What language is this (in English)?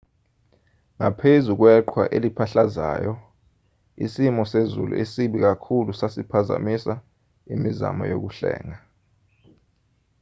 Zulu